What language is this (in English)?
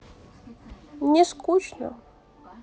Russian